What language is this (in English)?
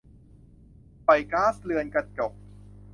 Thai